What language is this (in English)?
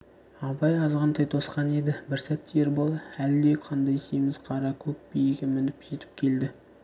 Kazakh